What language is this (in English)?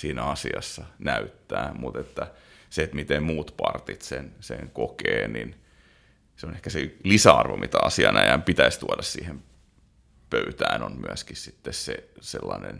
Finnish